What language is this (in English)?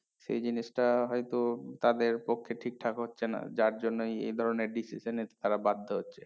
Bangla